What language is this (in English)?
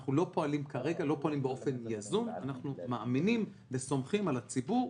Hebrew